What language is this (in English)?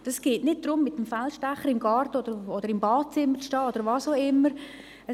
Swiss German